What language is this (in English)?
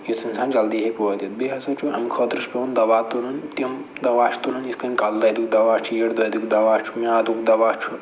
Kashmiri